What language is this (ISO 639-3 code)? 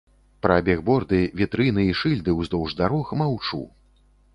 bel